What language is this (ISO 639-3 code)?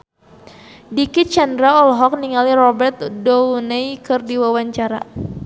sun